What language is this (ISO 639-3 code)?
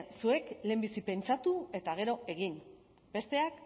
eus